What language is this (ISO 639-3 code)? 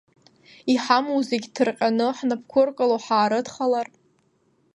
abk